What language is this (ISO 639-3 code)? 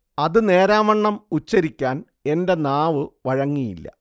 mal